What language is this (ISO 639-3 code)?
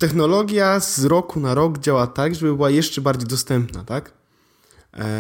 pol